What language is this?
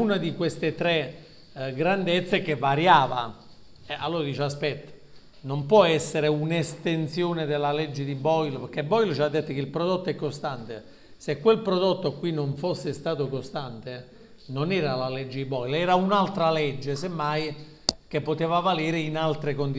Italian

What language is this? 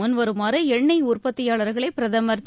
Tamil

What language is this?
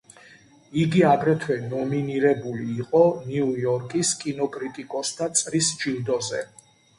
Georgian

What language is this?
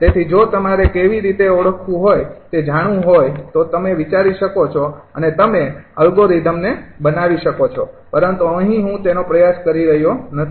Gujarati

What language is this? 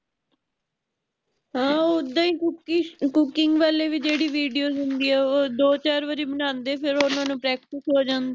Punjabi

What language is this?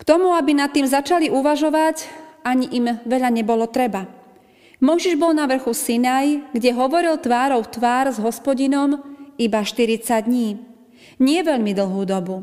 Slovak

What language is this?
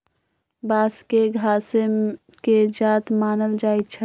Magahi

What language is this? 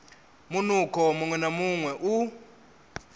Venda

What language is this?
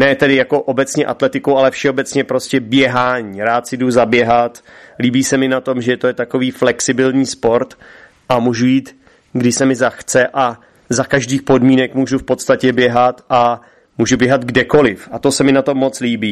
Czech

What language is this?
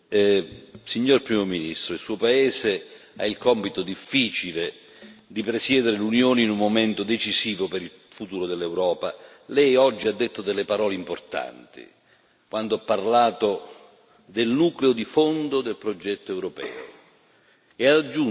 Italian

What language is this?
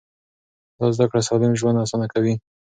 Pashto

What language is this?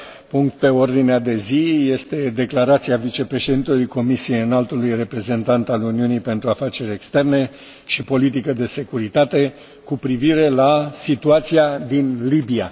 Romanian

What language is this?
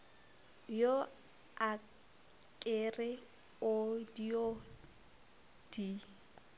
Northern Sotho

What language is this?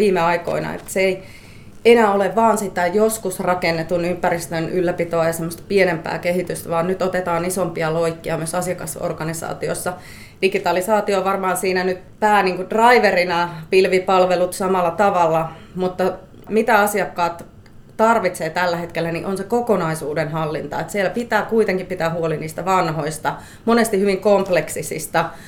Finnish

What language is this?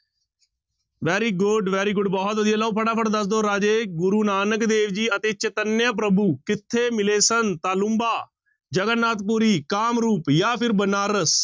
Punjabi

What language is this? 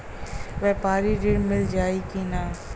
Bhojpuri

